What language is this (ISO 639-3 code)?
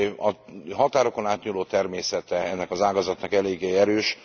hun